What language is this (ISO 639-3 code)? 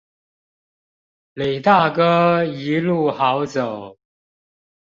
zho